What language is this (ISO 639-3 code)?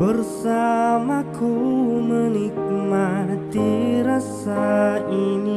ind